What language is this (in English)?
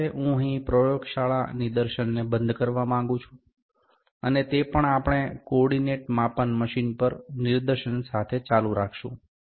Gujarati